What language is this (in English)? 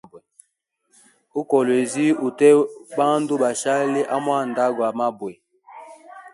Hemba